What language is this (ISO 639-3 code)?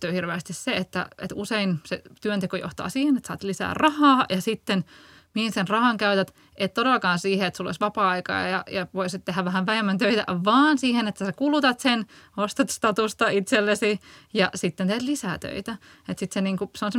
fin